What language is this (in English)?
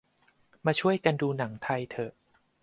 Thai